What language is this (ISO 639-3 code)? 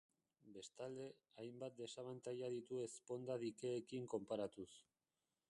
eus